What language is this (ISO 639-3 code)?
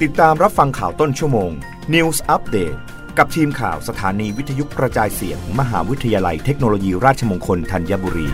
tha